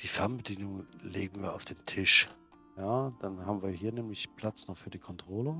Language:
German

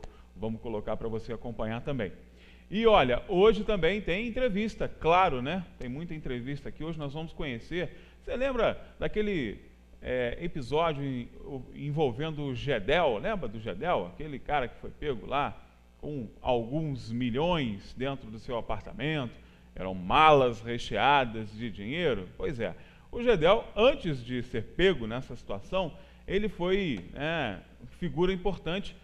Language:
Portuguese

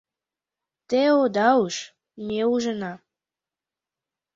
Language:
Mari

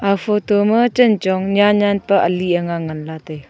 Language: Wancho Naga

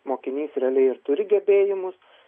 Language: Lithuanian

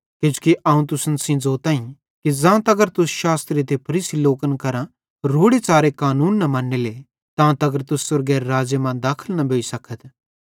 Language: Bhadrawahi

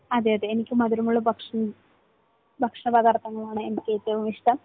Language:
Malayalam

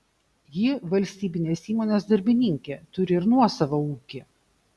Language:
Lithuanian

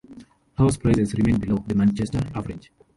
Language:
English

